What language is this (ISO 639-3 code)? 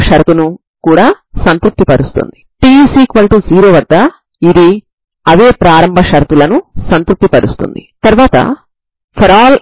tel